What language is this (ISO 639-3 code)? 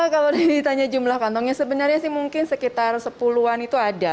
ind